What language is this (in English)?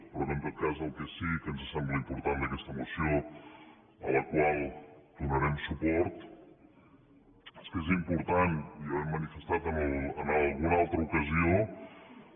Catalan